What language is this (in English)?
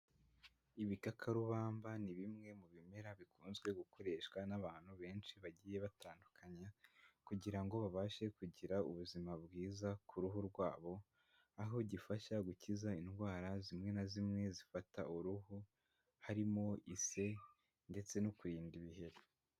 Kinyarwanda